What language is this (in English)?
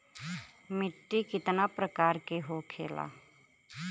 Bhojpuri